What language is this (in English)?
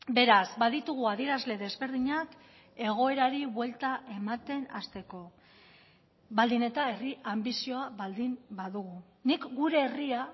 Basque